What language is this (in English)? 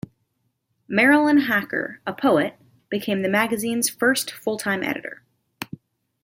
English